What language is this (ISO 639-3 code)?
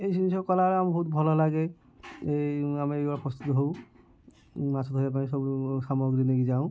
ori